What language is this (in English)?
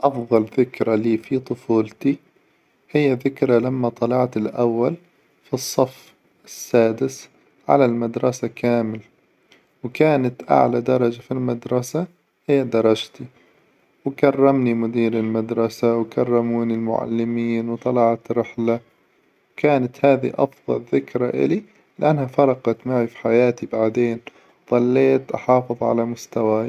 Hijazi Arabic